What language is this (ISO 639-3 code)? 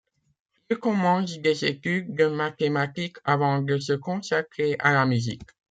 fra